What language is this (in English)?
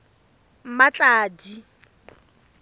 Tswana